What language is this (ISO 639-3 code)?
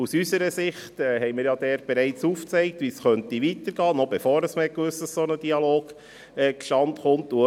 gsw